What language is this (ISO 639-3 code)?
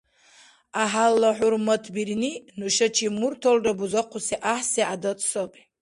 dar